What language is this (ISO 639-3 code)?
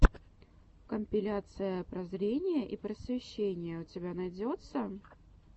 rus